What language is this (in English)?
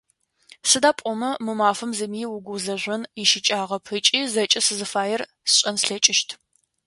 Adyghe